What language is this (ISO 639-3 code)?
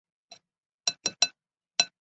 zho